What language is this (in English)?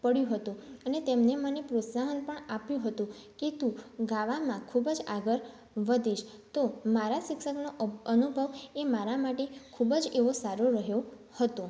Gujarati